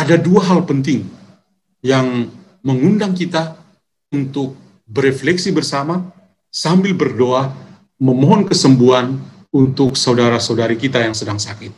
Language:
Indonesian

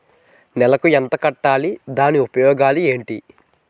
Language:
Telugu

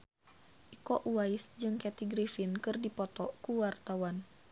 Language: Sundanese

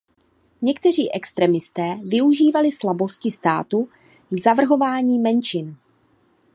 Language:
Czech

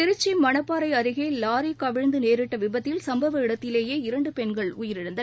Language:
Tamil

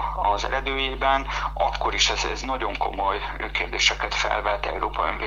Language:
Hungarian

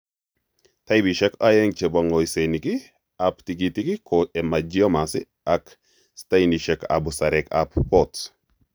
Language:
Kalenjin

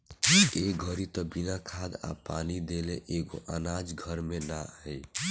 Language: Bhojpuri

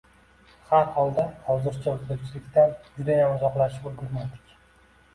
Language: Uzbek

